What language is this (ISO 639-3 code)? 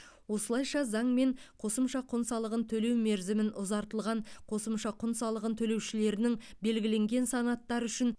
kaz